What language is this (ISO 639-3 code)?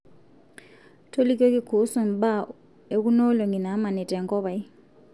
mas